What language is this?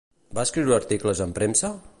Catalan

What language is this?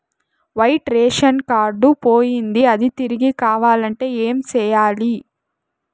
Telugu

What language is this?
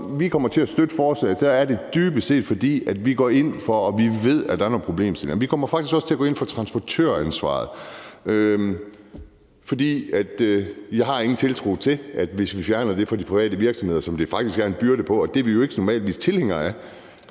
Danish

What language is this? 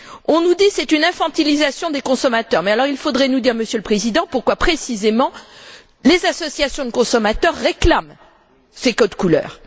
French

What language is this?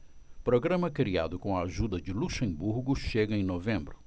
Portuguese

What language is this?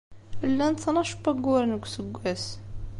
Kabyle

